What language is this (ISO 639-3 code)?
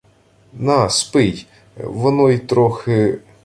ukr